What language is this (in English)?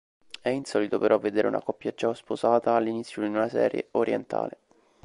Italian